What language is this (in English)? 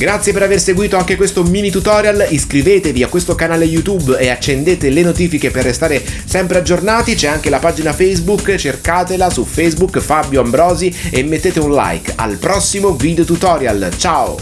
Italian